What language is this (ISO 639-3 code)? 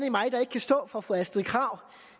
dan